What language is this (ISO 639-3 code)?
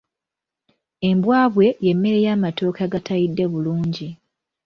lug